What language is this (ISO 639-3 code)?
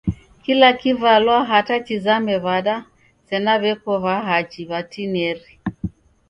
dav